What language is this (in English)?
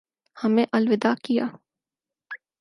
Urdu